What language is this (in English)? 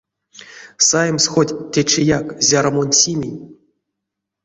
Erzya